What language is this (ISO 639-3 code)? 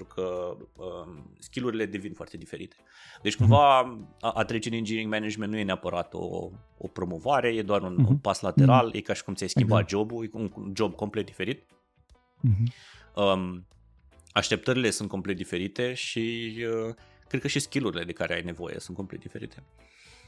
ron